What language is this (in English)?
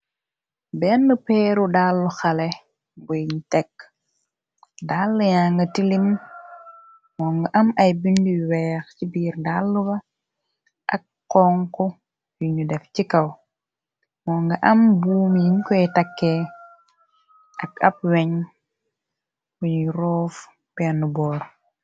Wolof